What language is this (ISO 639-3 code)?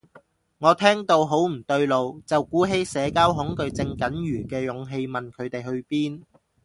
yue